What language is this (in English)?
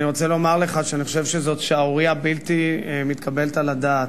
Hebrew